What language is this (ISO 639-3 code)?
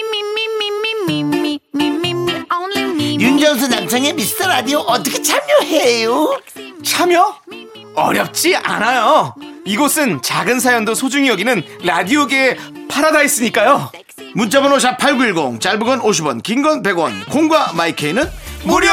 kor